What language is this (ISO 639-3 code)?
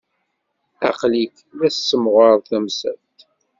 kab